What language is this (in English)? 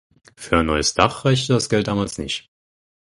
German